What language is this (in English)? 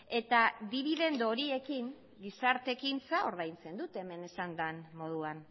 Basque